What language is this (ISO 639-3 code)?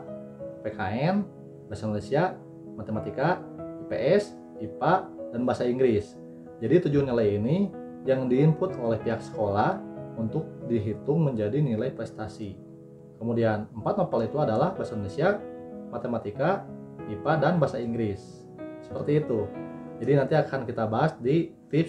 ind